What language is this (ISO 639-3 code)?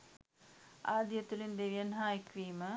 sin